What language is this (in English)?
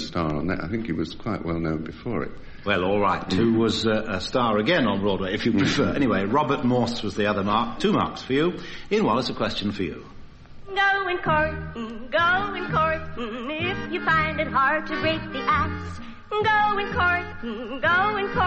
English